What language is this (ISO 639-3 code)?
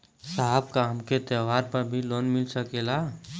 bho